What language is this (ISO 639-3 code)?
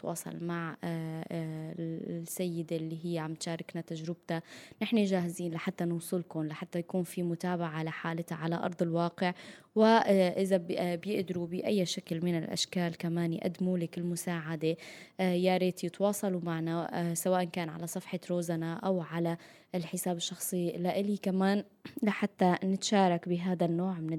ara